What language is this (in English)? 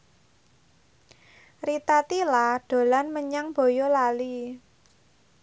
Javanese